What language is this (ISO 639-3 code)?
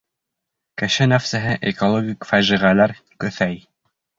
bak